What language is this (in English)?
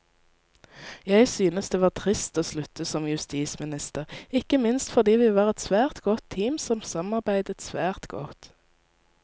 Norwegian